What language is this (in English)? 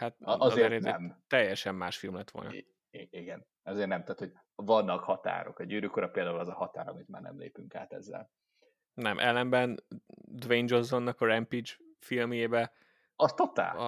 Hungarian